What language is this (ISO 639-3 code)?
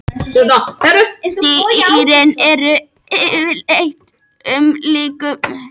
isl